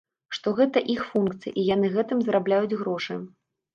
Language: Belarusian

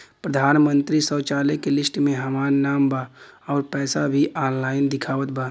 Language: Bhojpuri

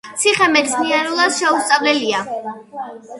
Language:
Georgian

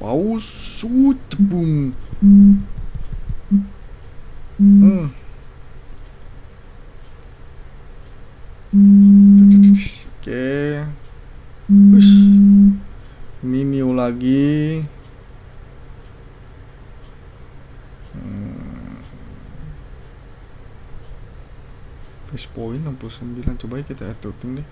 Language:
Indonesian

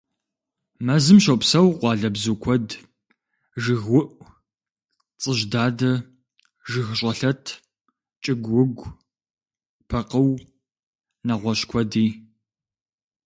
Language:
Kabardian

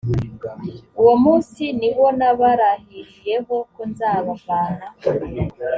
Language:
Kinyarwanda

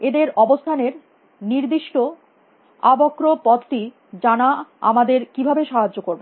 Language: Bangla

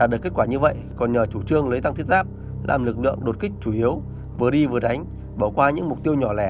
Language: Vietnamese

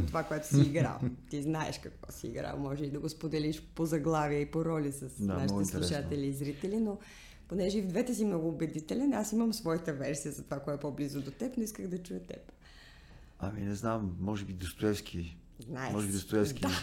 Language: Bulgarian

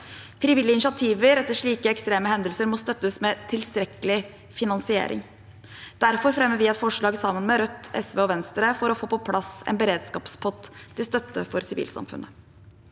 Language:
Norwegian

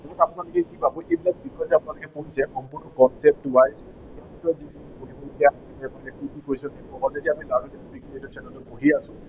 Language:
Assamese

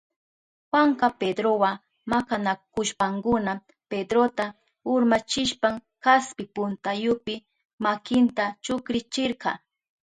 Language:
Southern Pastaza Quechua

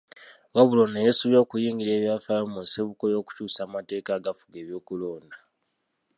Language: Ganda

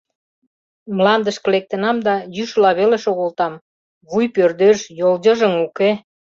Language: Mari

